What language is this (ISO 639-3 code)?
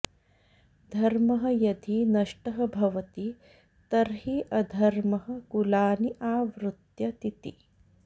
san